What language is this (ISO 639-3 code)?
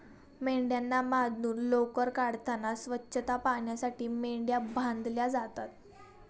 mar